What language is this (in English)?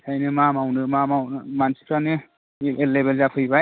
Bodo